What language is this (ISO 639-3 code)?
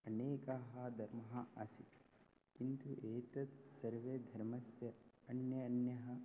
san